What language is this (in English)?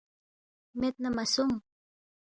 Balti